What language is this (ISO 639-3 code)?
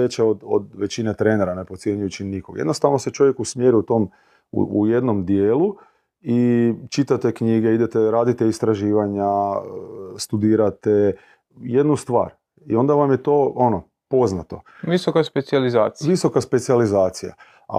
hrv